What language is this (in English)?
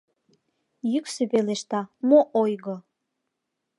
Mari